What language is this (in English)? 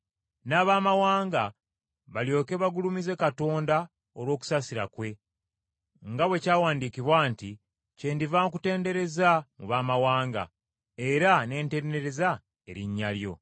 Ganda